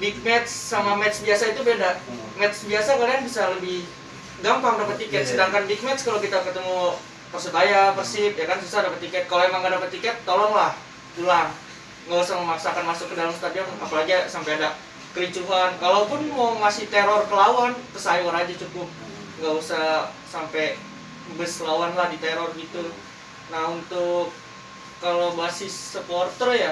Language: Indonesian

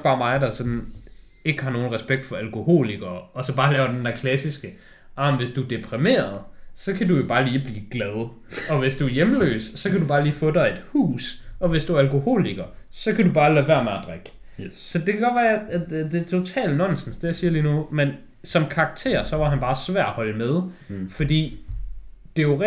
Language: Danish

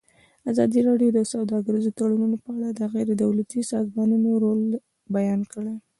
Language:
Pashto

